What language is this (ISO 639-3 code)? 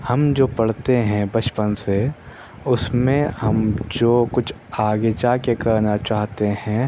urd